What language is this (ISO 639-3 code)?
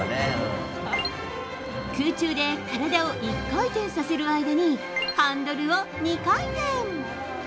jpn